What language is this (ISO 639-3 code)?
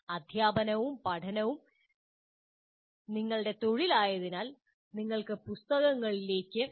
mal